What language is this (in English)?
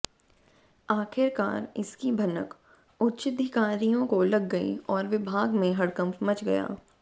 Hindi